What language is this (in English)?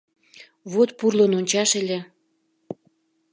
Mari